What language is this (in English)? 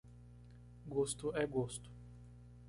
Portuguese